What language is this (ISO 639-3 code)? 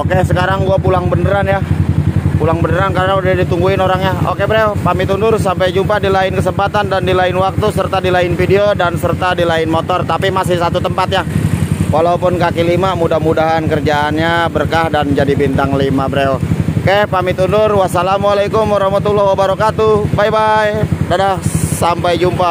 ind